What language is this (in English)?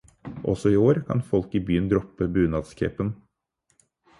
Norwegian Bokmål